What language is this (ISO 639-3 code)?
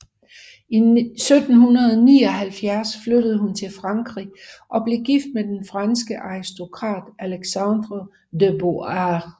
dan